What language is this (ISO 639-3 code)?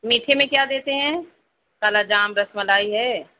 urd